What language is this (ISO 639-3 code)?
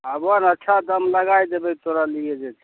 mai